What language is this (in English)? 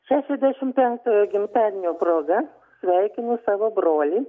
Lithuanian